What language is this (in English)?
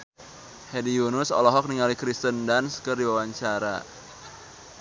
Sundanese